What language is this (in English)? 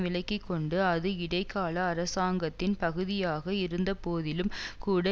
Tamil